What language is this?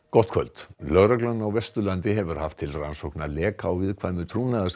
Icelandic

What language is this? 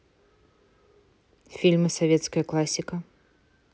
Russian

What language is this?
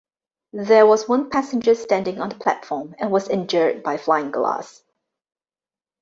English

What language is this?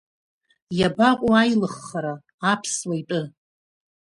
Abkhazian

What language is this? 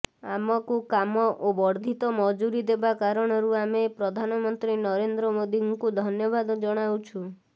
Odia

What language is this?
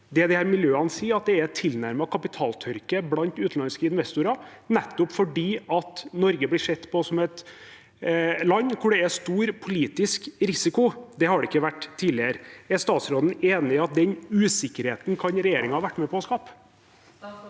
Norwegian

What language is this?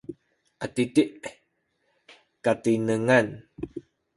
Sakizaya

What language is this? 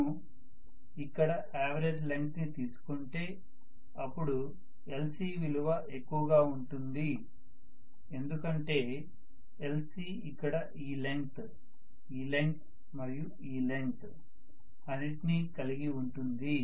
Telugu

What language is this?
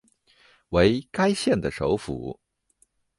Chinese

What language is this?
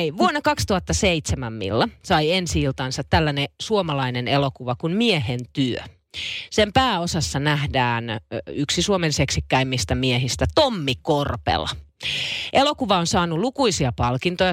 Finnish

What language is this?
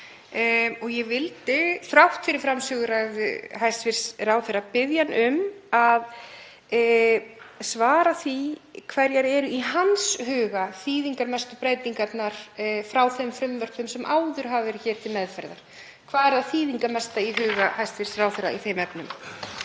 Icelandic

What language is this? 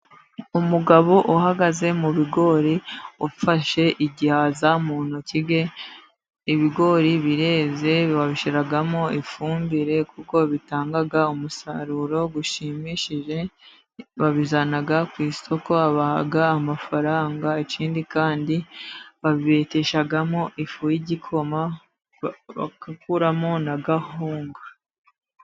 Kinyarwanda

